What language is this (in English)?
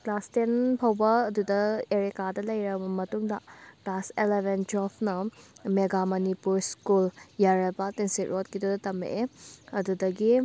Manipuri